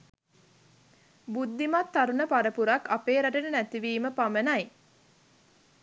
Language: Sinhala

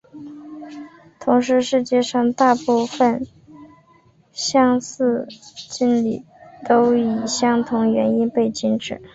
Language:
Chinese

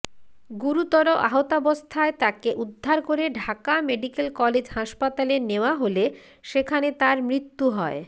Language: Bangla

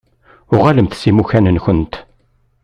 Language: Kabyle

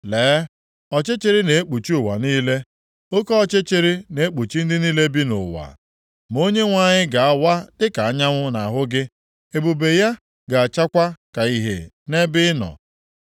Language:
Igbo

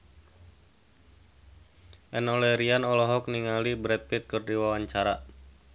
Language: Sundanese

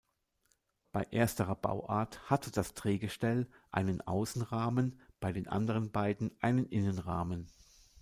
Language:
German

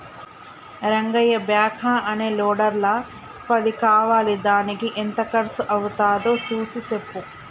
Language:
Telugu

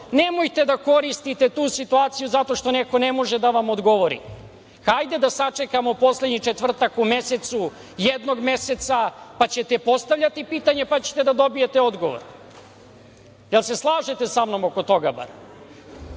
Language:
Serbian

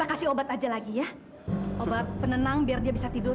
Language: Indonesian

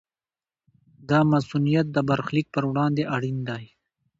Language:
Pashto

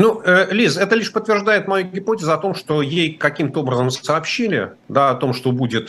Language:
Russian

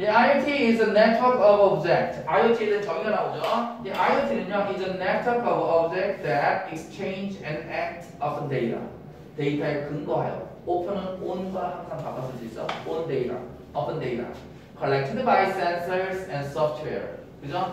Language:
Korean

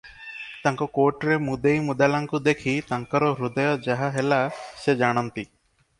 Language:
Odia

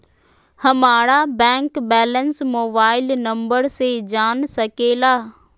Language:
Magahi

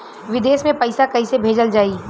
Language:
Bhojpuri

